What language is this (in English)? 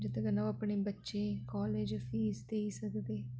Dogri